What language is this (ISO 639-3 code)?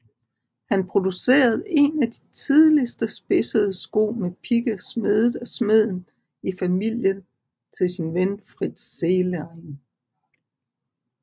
dan